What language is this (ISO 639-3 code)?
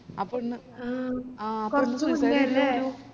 mal